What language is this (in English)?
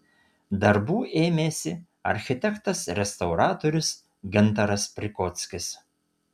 Lithuanian